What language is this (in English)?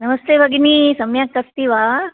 Sanskrit